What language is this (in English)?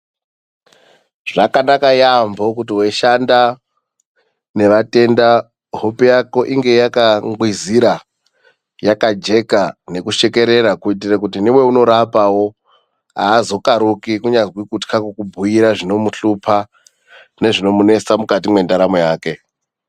Ndau